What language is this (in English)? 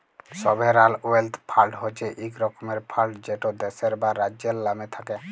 Bangla